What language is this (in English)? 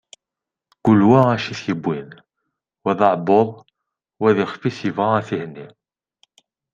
Kabyle